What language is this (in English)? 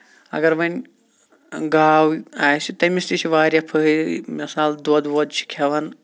Kashmiri